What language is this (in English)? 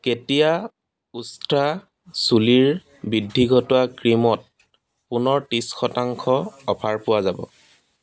Assamese